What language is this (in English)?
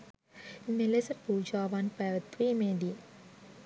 Sinhala